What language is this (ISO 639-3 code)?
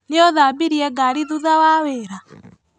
kik